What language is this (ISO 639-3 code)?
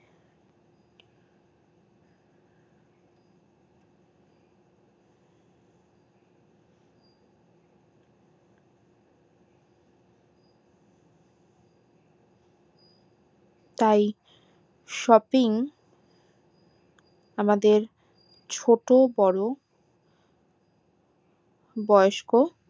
ben